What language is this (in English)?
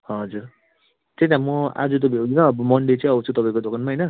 Nepali